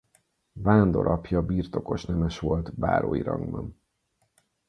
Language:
Hungarian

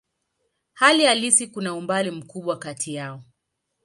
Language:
Swahili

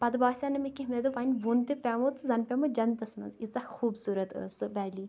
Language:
Kashmiri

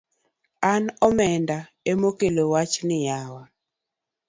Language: Luo (Kenya and Tanzania)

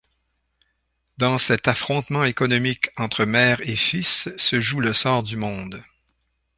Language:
French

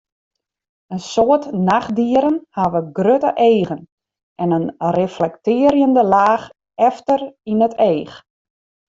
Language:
Western Frisian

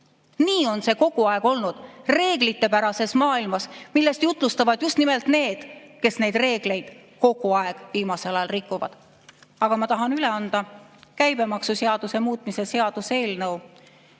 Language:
Estonian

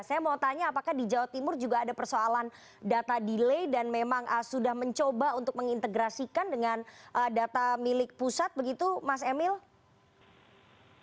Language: Indonesian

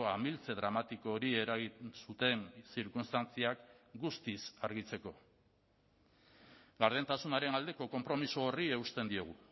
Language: Basque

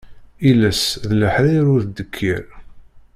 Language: Kabyle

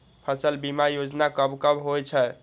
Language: Maithili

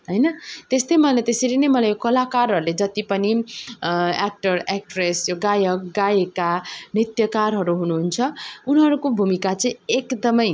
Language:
Nepali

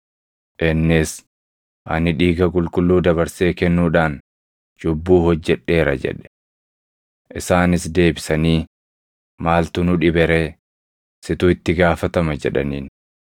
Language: Oromo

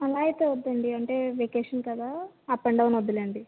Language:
Telugu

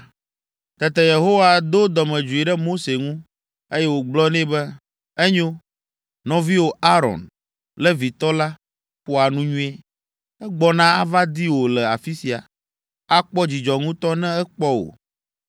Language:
Ewe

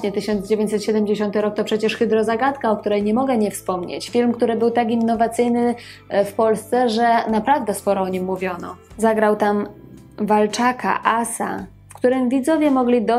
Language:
Polish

